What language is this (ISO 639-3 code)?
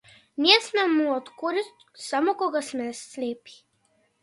mkd